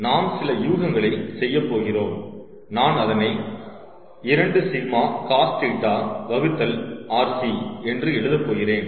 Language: Tamil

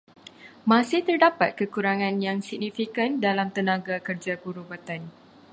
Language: Malay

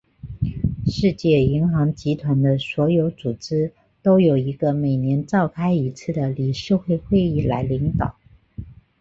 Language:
Chinese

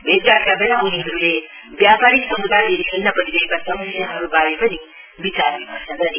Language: Nepali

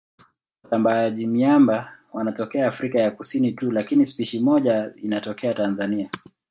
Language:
Swahili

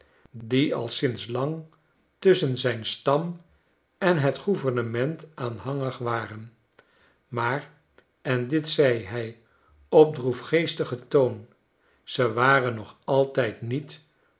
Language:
Dutch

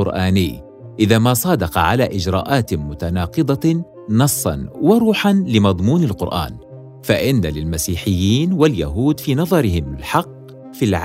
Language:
Arabic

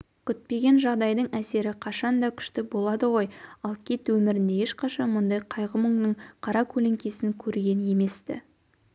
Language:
Kazakh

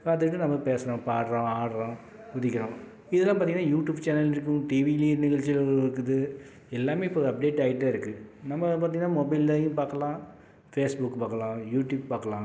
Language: Tamil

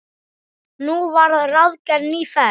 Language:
Icelandic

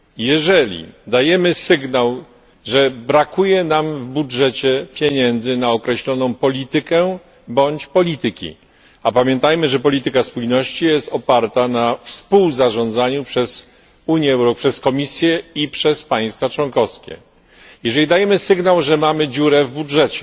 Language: Polish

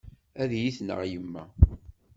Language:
Kabyle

